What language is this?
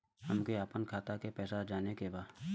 Bhojpuri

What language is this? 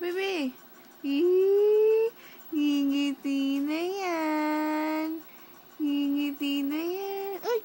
Filipino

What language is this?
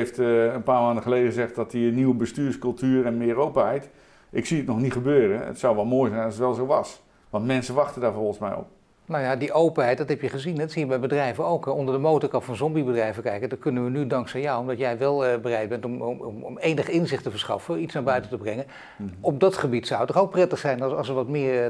Dutch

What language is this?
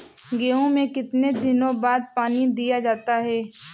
Hindi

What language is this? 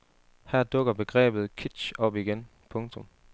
Danish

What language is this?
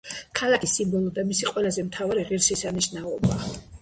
Georgian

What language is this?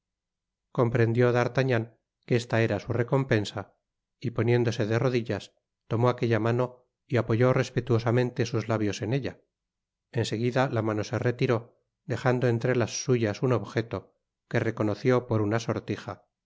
Spanish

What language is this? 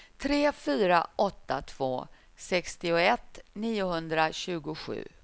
Swedish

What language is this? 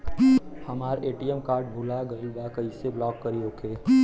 Bhojpuri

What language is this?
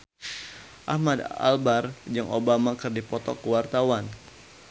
Sundanese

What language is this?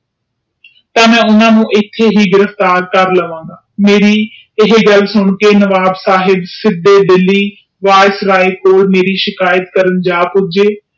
Punjabi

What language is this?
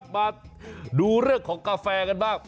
Thai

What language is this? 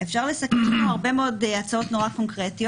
Hebrew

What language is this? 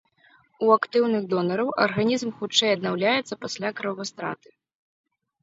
Belarusian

